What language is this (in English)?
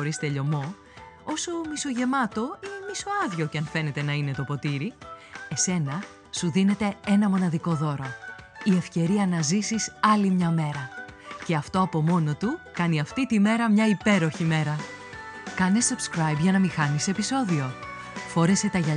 Greek